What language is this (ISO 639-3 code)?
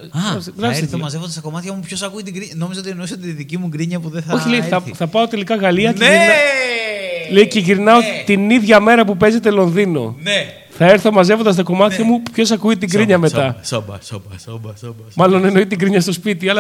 ell